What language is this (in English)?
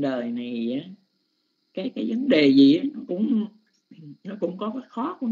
Vietnamese